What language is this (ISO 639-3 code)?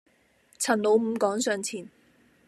yue